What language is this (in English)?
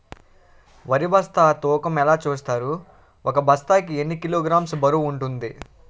Telugu